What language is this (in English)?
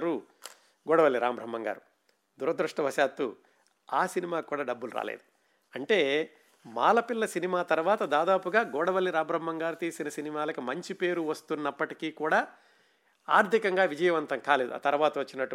Telugu